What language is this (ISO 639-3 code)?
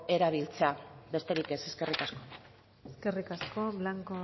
eus